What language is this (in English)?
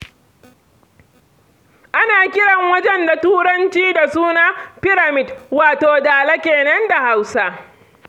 Hausa